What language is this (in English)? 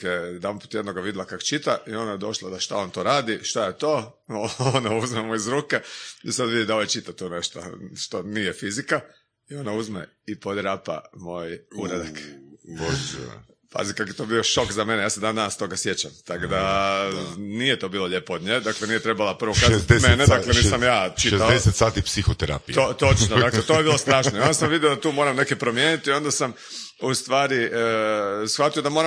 Croatian